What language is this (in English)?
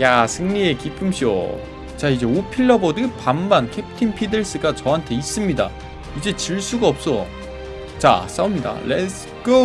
Korean